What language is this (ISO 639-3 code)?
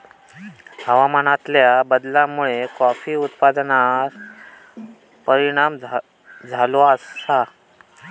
mar